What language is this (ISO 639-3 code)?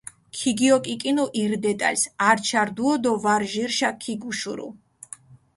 xmf